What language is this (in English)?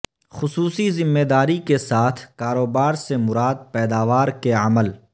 Urdu